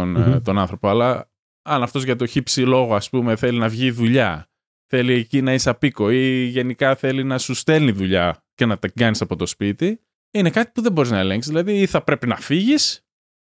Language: Greek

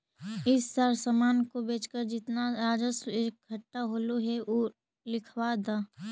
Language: Magahi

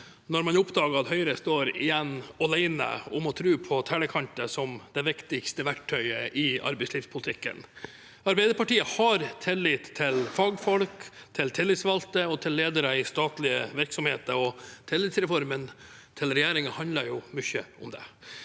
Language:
Norwegian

